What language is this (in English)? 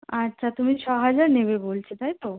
Bangla